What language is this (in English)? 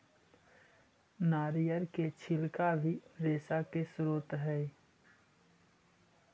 Magahi